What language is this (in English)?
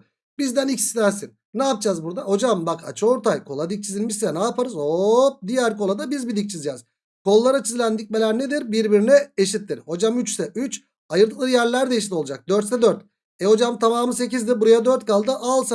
Turkish